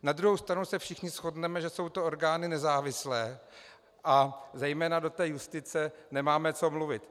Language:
Czech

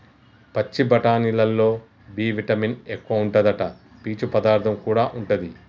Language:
Telugu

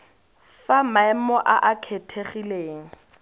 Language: Tswana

